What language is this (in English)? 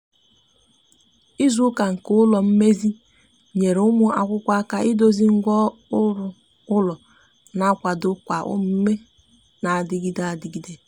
Igbo